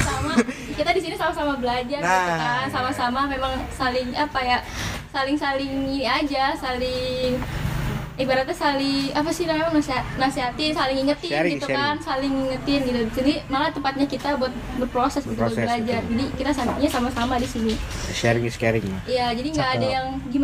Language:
Indonesian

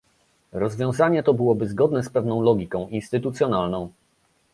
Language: Polish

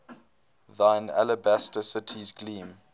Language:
English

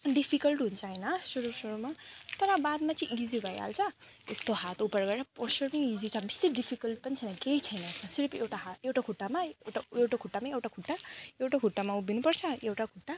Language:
Nepali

